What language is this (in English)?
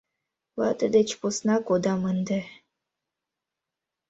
Mari